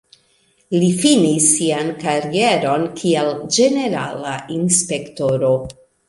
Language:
Esperanto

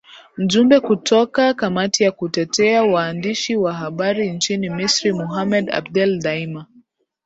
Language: Swahili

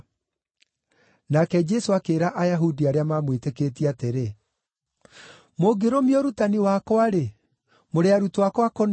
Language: Kikuyu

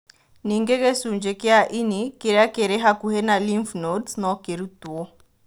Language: Kikuyu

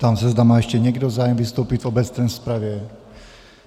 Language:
Czech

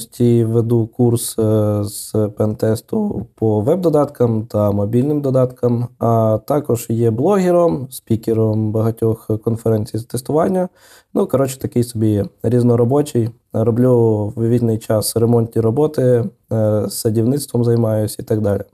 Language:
Ukrainian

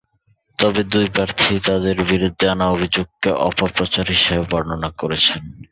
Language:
Bangla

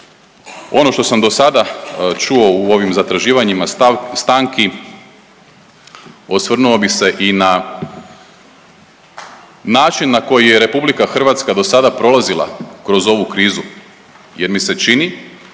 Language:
Croatian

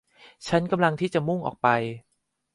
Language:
Thai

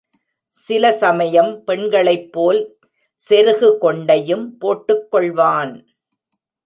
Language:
Tamil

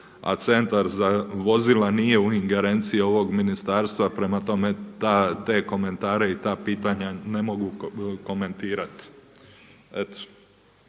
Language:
Croatian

